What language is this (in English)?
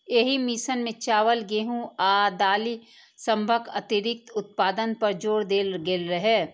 Maithili